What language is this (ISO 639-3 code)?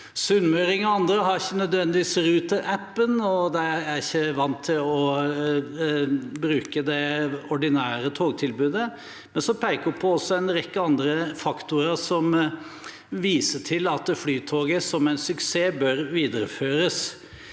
nor